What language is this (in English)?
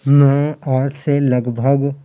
Urdu